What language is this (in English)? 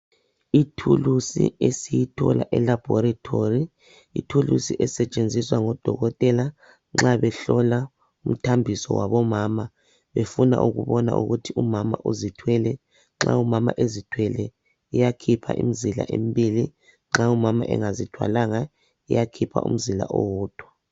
North Ndebele